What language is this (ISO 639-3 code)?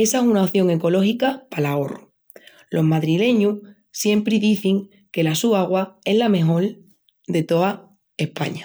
ext